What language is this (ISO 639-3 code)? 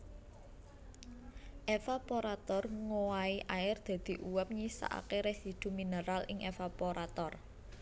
jav